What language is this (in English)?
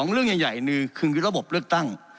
Thai